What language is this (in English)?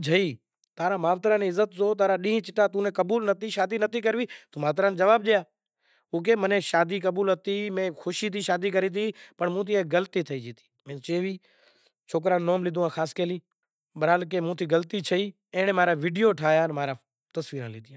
Kachi Koli